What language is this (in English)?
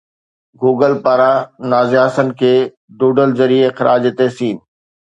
Sindhi